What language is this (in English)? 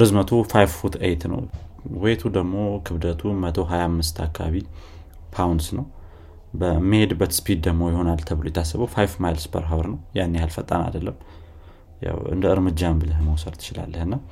Amharic